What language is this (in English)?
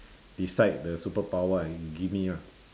English